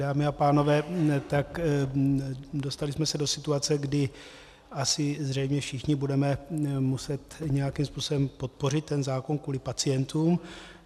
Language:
Czech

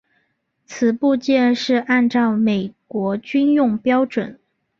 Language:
Chinese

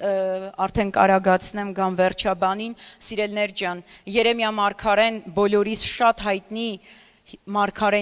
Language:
Romanian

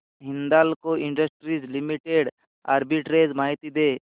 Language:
Marathi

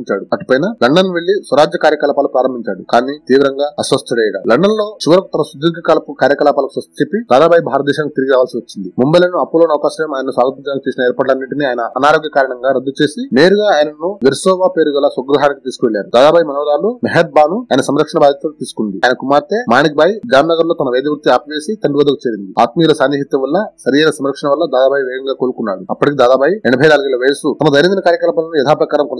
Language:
Telugu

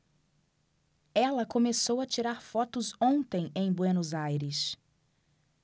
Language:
Portuguese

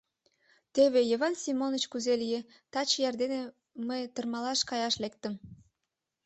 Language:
Mari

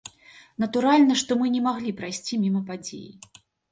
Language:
Belarusian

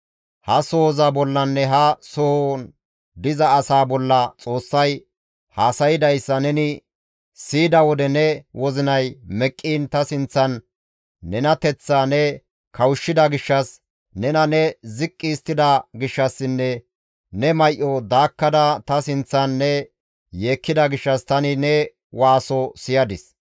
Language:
Gamo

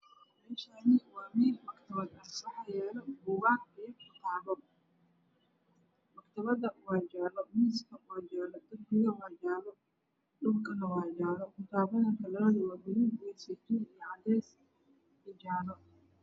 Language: Somali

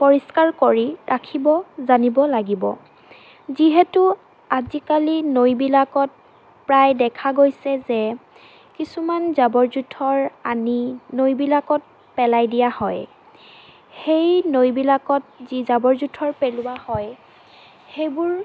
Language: Assamese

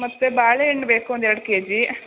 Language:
Kannada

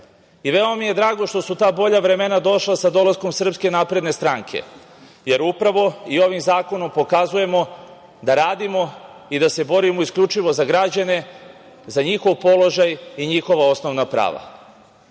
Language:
Serbian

